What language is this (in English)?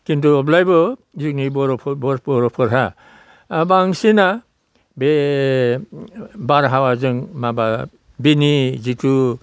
Bodo